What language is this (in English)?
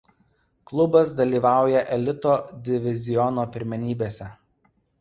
Lithuanian